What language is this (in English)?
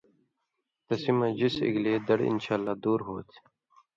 Indus Kohistani